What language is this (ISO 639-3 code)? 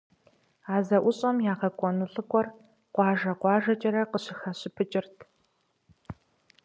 kbd